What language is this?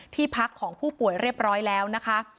Thai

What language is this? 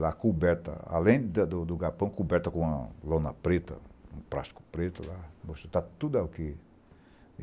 Portuguese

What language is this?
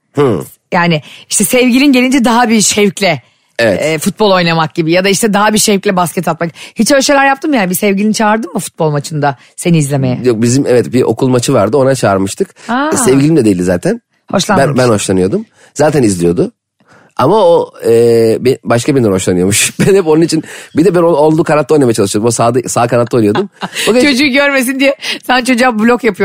Turkish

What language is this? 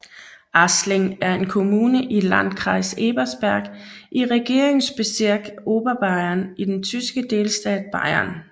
Danish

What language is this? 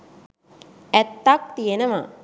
Sinhala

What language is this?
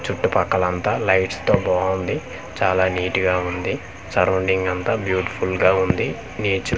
Telugu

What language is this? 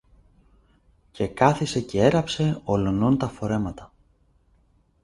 Greek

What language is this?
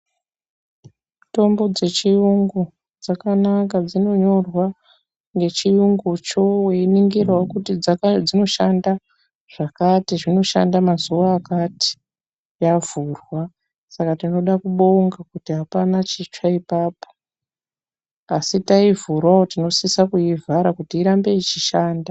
Ndau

